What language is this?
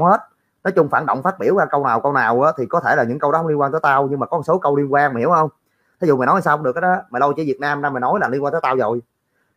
Vietnamese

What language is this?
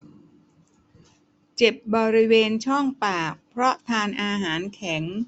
Thai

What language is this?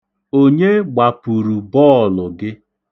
Igbo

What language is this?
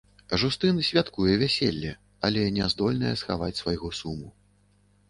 Belarusian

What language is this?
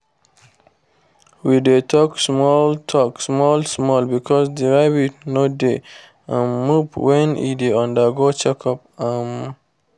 Nigerian Pidgin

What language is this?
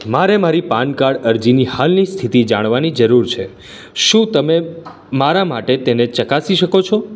Gujarati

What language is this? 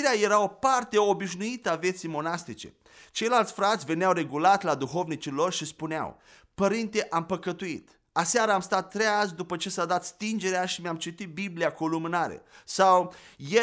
Romanian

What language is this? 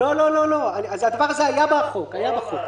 Hebrew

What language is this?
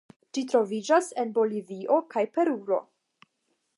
Esperanto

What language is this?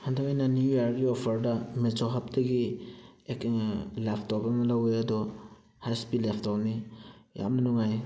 Manipuri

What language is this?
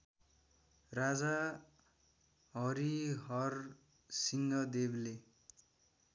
Nepali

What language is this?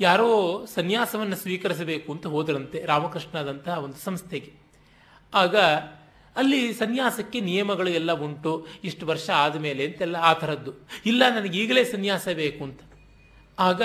Kannada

